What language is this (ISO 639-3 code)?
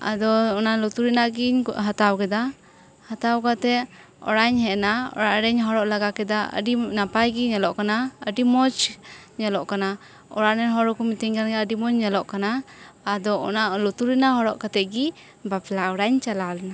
sat